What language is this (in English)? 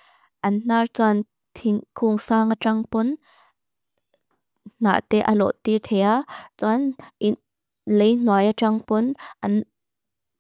Mizo